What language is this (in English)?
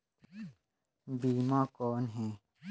Chhattisgarhi